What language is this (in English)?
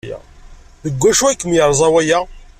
Kabyle